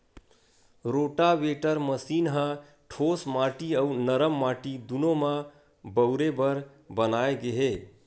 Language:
Chhattisgarhi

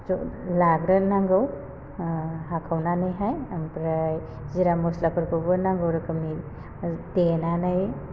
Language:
Bodo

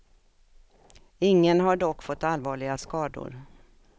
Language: Swedish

